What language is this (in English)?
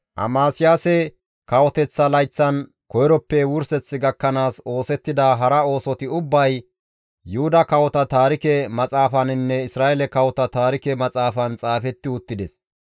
Gamo